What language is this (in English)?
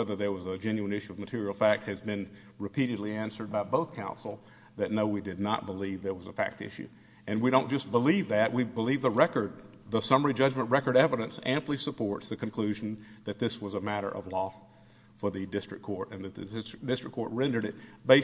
English